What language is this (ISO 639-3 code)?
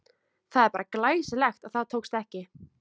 isl